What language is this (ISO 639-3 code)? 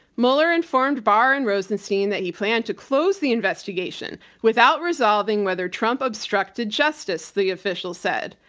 eng